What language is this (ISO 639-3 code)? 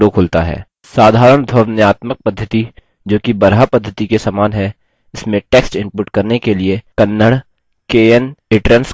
hin